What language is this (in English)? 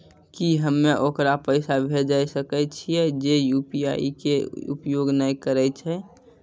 Maithili